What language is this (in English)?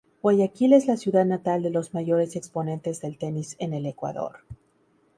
Spanish